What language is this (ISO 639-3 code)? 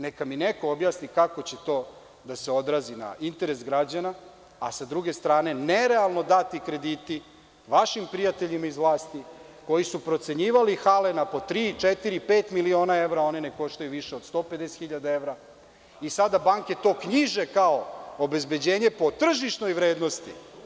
srp